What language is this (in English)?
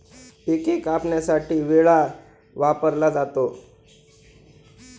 Marathi